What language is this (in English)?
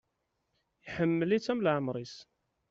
Kabyle